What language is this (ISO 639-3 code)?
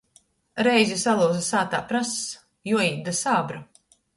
ltg